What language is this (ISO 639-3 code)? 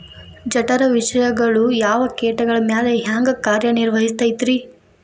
kan